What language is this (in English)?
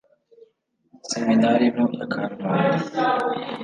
Kinyarwanda